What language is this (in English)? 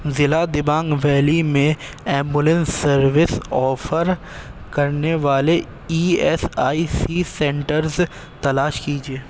Urdu